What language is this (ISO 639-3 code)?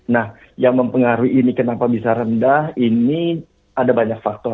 ind